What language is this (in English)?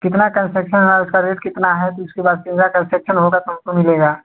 Hindi